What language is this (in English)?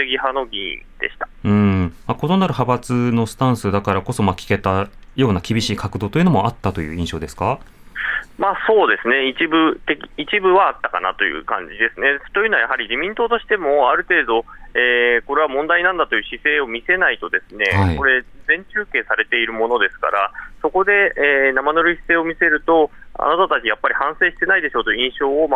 Japanese